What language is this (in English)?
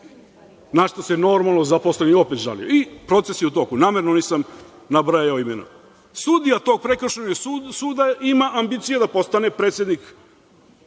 Serbian